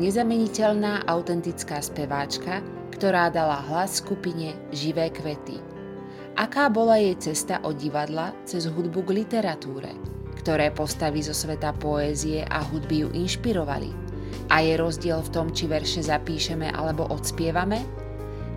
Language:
Slovak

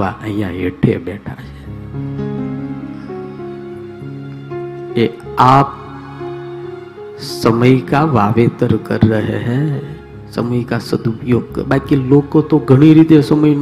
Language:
Hindi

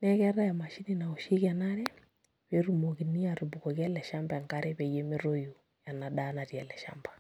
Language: Masai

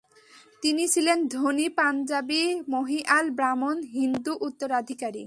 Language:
Bangla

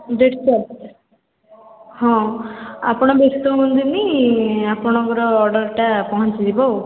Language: Odia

